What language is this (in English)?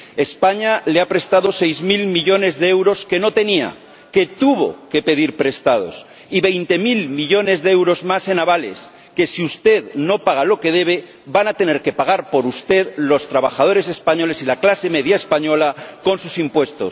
Spanish